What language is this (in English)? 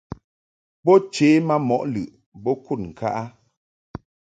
Mungaka